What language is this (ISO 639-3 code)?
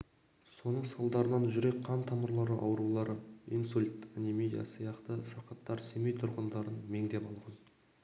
kaz